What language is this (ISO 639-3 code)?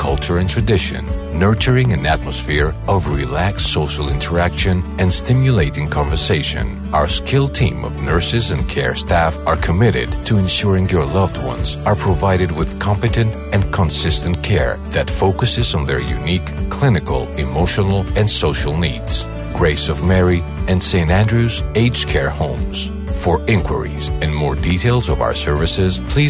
ell